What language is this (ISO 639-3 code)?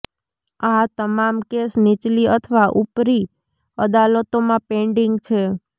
guj